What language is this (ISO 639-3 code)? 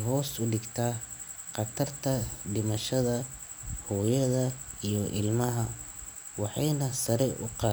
som